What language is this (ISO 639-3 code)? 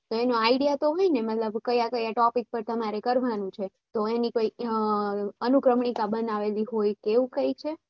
guj